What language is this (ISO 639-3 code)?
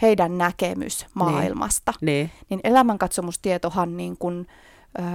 fin